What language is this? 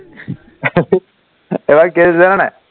Assamese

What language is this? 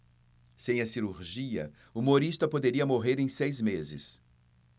Portuguese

